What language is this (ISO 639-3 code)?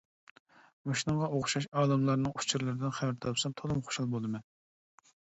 uig